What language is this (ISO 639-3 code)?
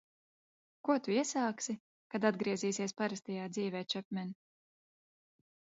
lav